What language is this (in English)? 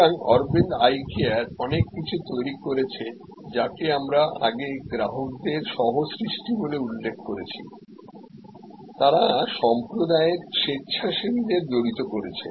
Bangla